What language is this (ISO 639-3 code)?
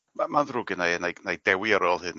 cym